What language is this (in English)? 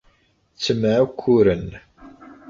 Kabyle